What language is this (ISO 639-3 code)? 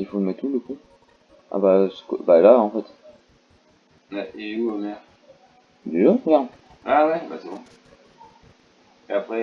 fra